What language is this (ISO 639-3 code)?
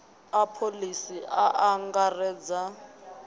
ven